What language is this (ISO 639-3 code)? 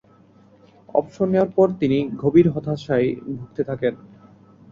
ben